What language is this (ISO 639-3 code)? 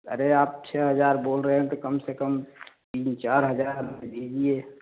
hin